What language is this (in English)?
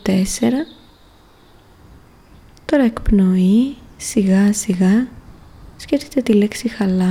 Greek